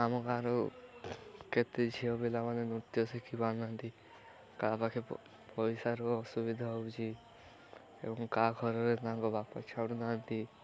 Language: Odia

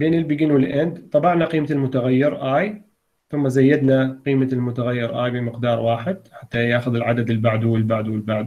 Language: Arabic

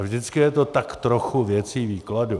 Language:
Czech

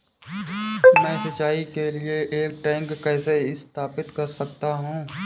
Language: Hindi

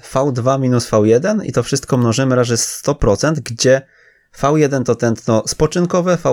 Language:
Polish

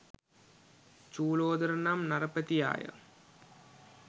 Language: Sinhala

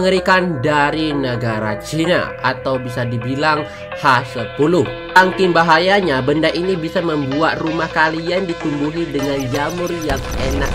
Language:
Indonesian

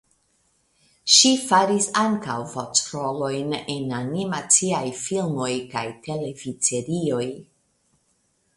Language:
Esperanto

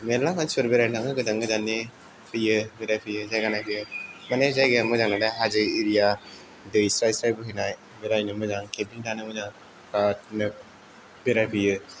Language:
Bodo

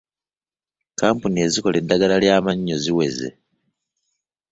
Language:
Ganda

